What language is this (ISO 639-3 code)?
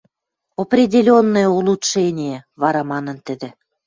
mrj